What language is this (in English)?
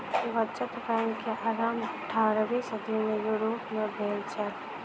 Maithili